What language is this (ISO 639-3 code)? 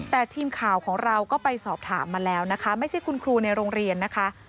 tha